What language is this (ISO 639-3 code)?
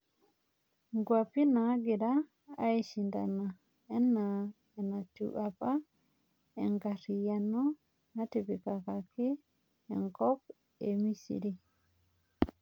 mas